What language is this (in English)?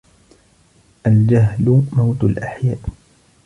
Arabic